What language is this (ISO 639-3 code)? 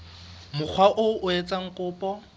sot